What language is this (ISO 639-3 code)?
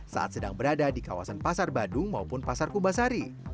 ind